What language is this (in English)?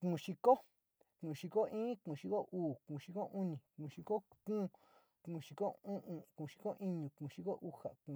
Sinicahua Mixtec